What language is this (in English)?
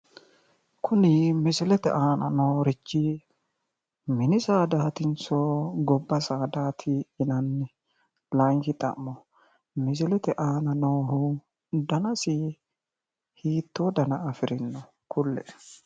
Sidamo